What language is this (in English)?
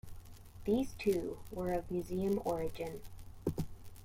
English